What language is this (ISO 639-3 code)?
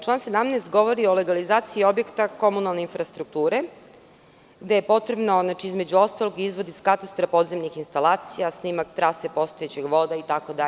srp